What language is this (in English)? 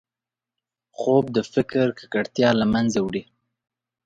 Pashto